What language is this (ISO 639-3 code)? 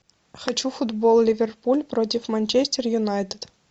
rus